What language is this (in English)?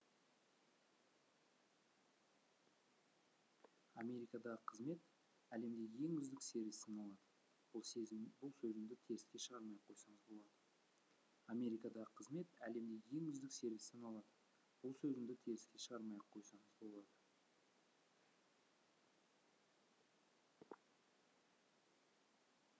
Kazakh